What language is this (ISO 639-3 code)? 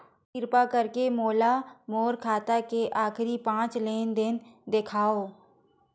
hne